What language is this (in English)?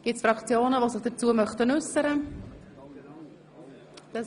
Swiss German